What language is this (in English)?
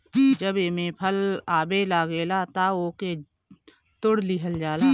Bhojpuri